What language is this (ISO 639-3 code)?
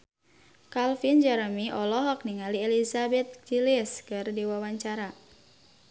sun